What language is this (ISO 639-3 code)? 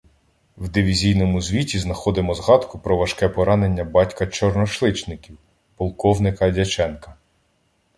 ukr